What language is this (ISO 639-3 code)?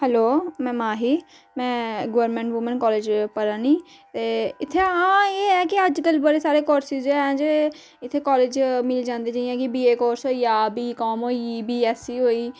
doi